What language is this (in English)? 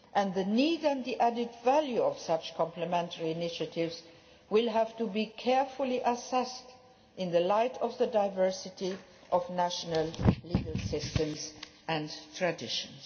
English